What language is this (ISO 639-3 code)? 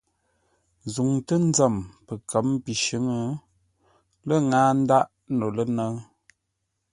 nla